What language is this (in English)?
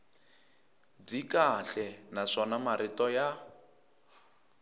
Tsonga